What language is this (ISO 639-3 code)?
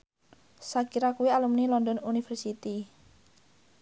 jav